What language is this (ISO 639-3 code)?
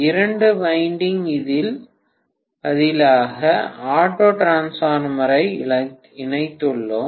tam